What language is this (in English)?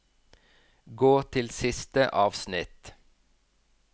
Norwegian